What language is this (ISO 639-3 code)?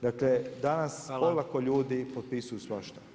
hrv